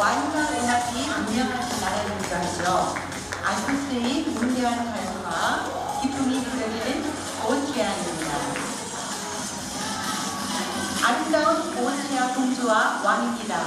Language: Korean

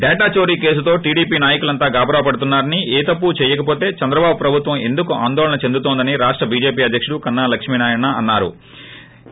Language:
Telugu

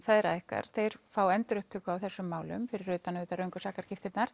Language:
Icelandic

